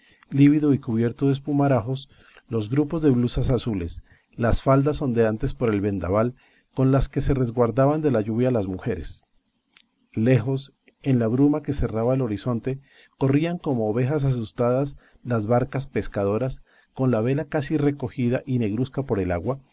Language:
Spanish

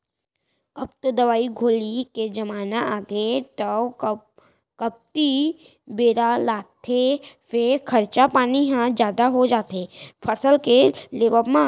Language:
Chhattisgarhi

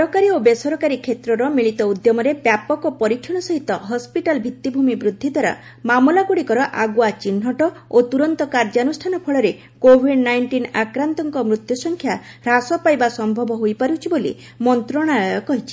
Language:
Odia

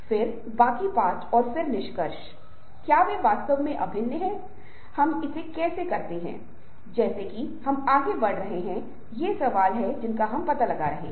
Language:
Hindi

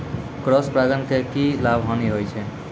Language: Maithili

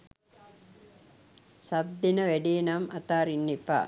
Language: Sinhala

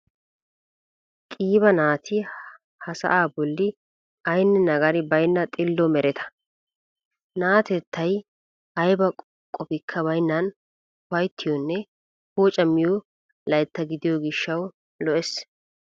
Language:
Wolaytta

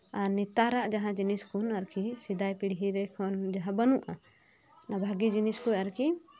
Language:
Santali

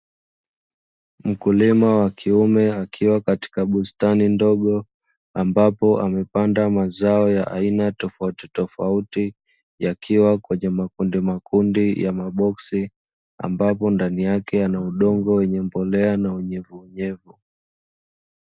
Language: Swahili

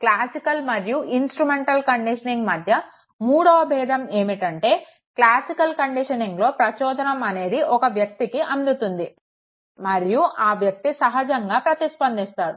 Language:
Telugu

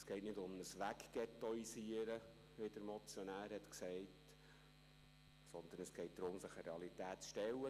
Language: Swiss German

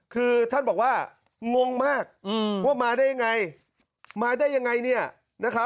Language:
Thai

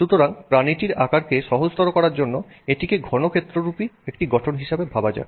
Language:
Bangla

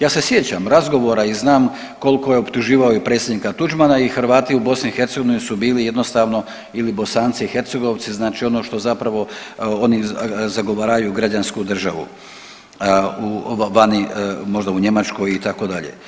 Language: Croatian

